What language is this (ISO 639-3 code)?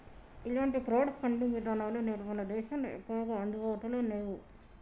tel